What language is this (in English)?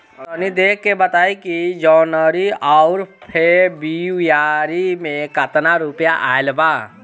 Bhojpuri